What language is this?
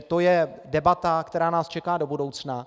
Czech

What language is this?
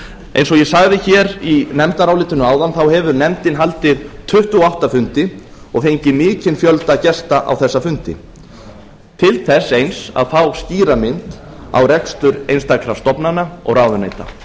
Icelandic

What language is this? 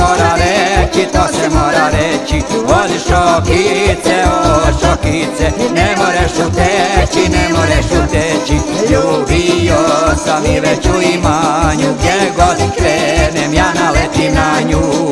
Romanian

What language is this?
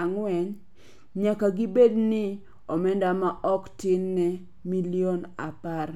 Luo (Kenya and Tanzania)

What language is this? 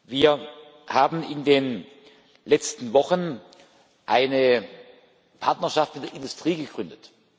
German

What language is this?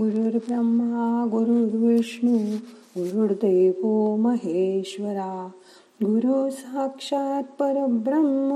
Marathi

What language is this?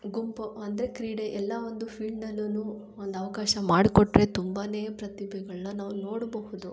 Kannada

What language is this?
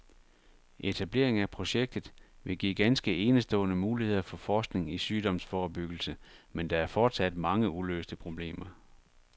Danish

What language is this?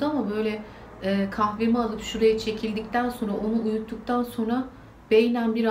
Turkish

